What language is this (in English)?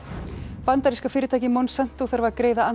Icelandic